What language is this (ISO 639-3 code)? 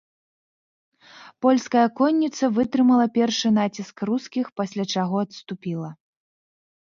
bel